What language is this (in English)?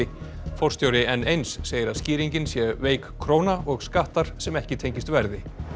Icelandic